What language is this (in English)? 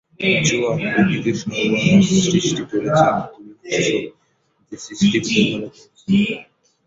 Bangla